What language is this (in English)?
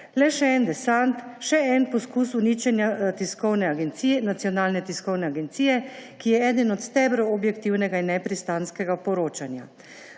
Slovenian